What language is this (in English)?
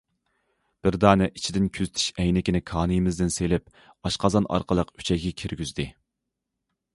Uyghur